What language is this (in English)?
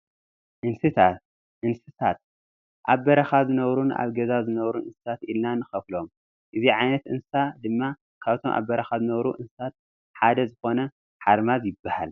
Tigrinya